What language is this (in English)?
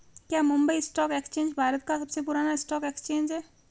Hindi